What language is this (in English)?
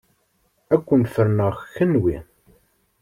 Kabyle